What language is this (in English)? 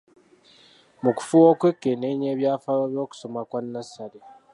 Ganda